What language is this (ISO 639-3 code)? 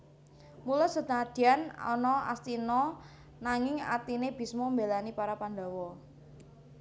jav